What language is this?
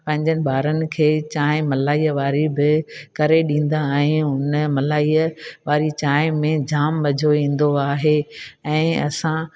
Sindhi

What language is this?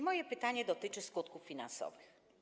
Polish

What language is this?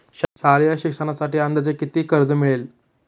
Marathi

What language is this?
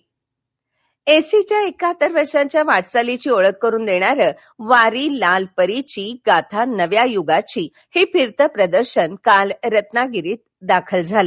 Marathi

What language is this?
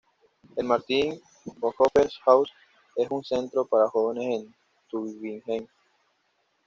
Spanish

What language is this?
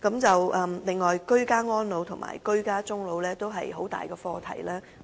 Cantonese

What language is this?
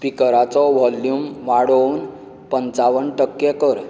Konkani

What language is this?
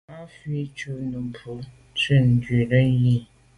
Medumba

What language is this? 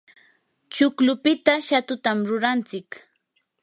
Yanahuanca Pasco Quechua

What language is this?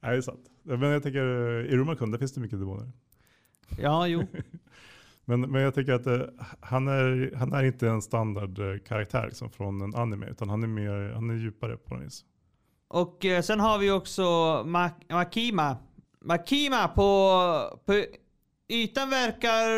Swedish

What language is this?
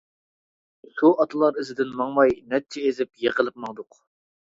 Uyghur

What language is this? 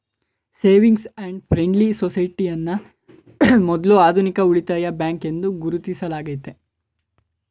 Kannada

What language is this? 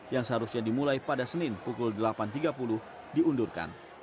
Indonesian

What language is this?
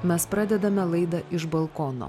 Lithuanian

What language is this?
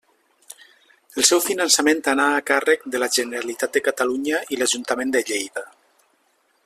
Catalan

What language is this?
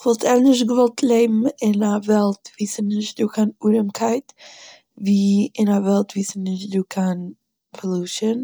Yiddish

